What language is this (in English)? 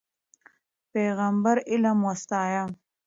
Pashto